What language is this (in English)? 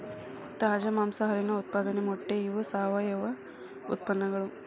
Kannada